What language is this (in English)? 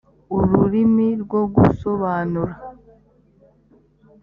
Kinyarwanda